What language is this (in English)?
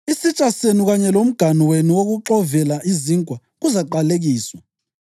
North Ndebele